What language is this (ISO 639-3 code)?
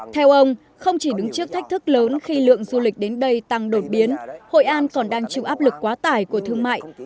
vie